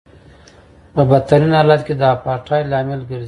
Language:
Pashto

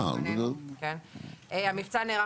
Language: Hebrew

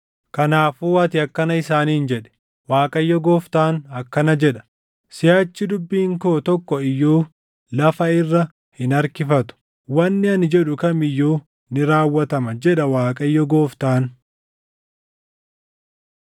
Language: Oromo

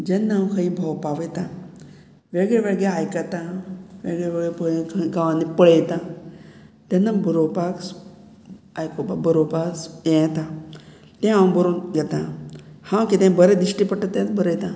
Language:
Konkani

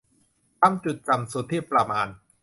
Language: Thai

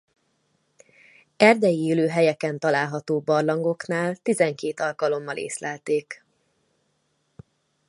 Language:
Hungarian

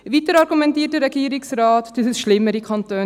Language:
Swiss German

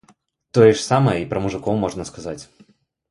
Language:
Belarusian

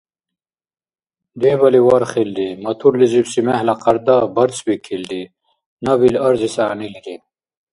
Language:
Dargwa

